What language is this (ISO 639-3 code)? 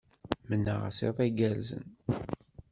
kab